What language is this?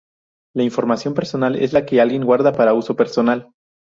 Spanish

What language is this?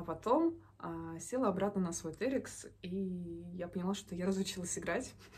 Russian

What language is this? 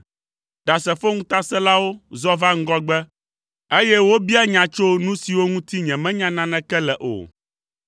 Ewe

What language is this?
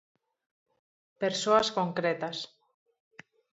Galician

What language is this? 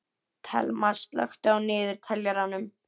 Icelandic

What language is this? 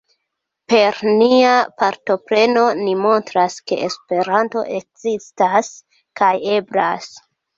Esperanto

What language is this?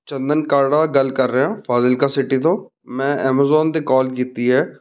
Punjabi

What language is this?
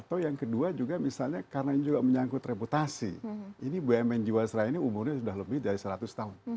Indonesian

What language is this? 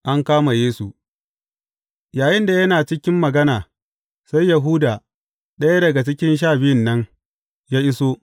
Hausa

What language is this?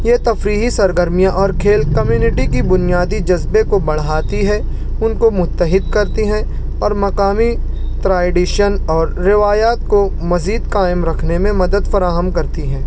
Urdu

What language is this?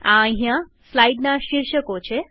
Gujarati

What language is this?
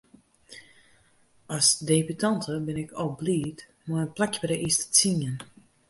Western Frisian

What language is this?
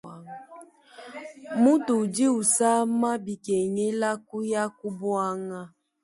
Luba-Lulua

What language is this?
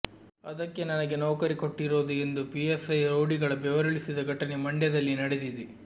Kannada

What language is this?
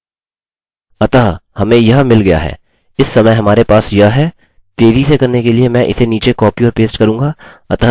Hindi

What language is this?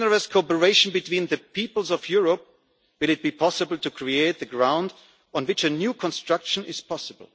English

